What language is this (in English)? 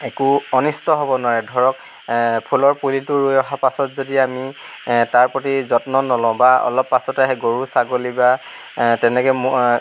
Assamese